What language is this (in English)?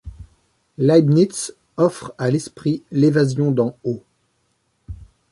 French